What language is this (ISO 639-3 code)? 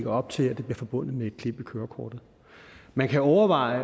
dan